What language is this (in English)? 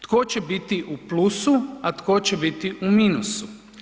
Croatian